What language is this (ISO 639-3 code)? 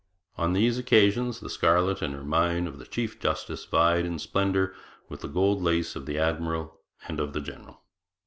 eng